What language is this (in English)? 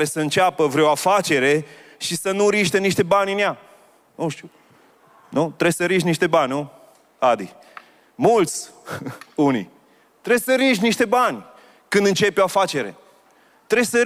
Romanian